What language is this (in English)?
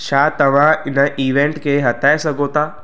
Sindhi